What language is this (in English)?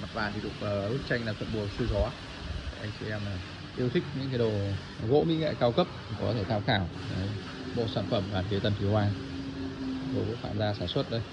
Vietnamese